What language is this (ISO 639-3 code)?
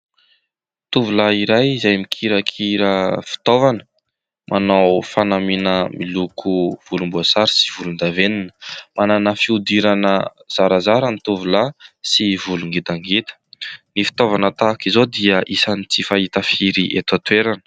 mlg